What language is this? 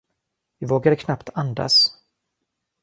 Swedish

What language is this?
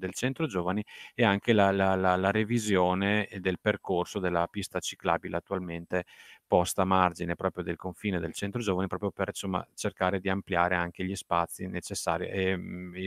Italian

